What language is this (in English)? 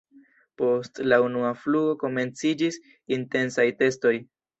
Esperanto